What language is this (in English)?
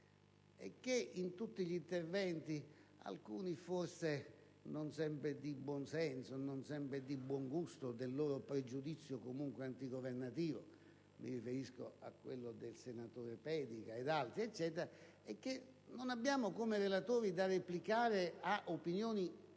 Italian